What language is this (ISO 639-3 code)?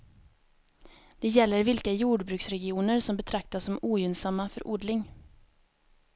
swe